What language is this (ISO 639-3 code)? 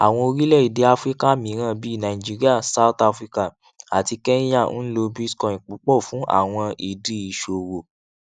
yor